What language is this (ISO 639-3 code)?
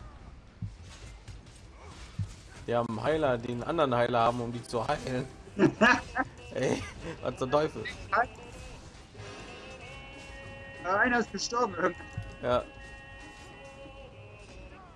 deu